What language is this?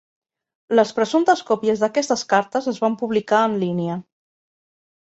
Catalan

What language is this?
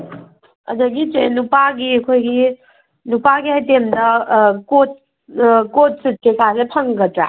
Manipuri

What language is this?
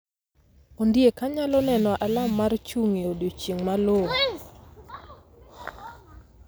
Luo (Kenya and Tanzania)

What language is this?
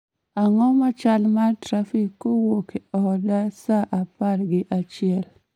Luo (Kenya and Tanzania)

